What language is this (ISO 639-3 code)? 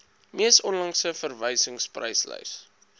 afr